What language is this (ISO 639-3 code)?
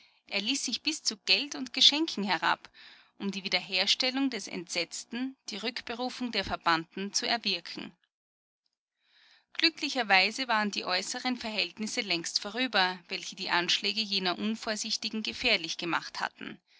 deu